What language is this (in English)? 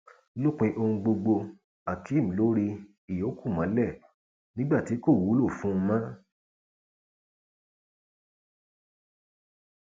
Yoruba